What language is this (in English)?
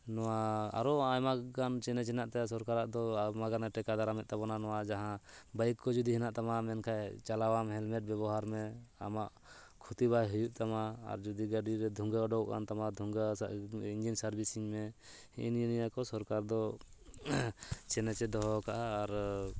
Santali